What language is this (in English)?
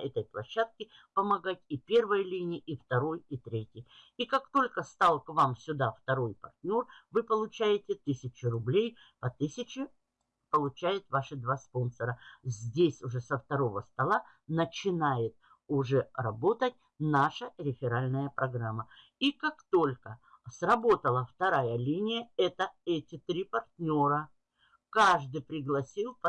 Russian